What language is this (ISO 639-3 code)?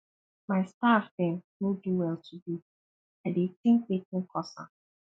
pcm